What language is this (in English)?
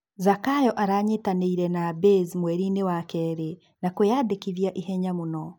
Kikuyu